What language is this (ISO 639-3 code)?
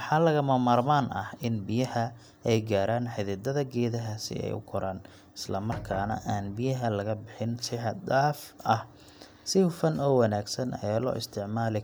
som